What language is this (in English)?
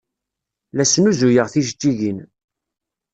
Kabyle